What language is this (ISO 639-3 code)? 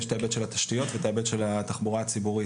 heb